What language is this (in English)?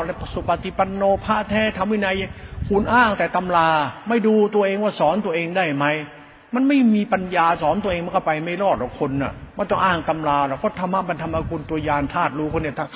Thai